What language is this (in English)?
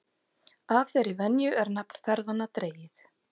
Icelandic